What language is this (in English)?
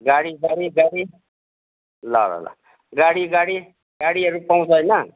Nepali